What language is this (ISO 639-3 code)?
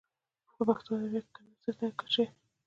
pus